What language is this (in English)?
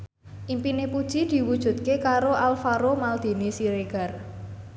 Javanese